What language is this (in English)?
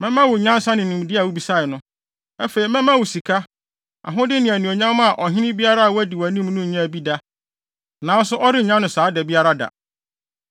Akan